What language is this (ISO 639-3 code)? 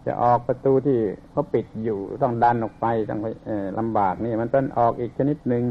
tha